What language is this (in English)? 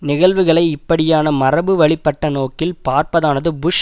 Tamil